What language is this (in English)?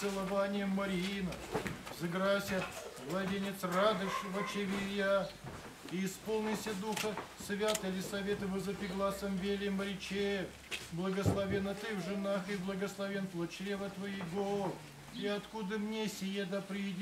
Russian